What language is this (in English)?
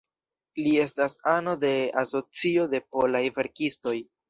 Esperanto